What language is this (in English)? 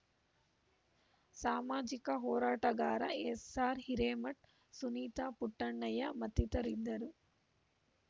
Kannada